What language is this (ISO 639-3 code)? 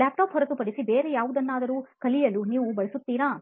kan